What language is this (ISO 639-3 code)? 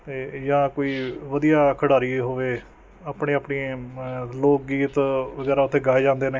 pan